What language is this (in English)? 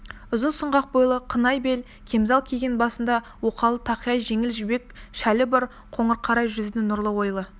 Kazakh